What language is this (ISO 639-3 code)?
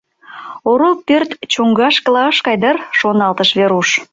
chm